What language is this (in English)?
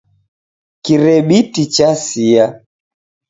Taita